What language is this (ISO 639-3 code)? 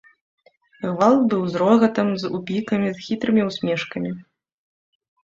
bel